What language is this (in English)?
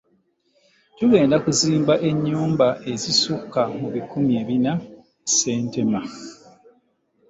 Ganda